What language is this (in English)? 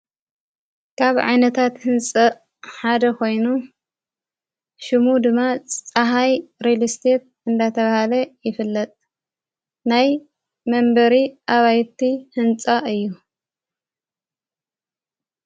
Tigrinya